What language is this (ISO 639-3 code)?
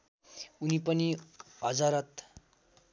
nep